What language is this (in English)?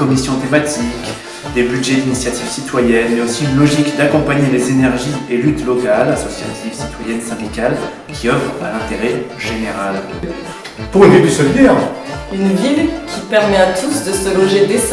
French